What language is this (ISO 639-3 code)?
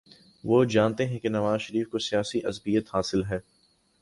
urd